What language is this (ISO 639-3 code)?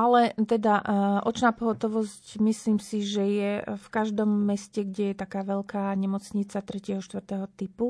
slk